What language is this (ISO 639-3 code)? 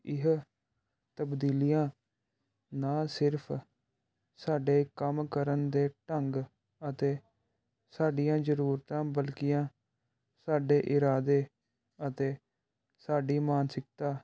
pan